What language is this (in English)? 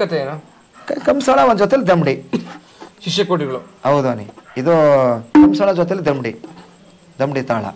Kannada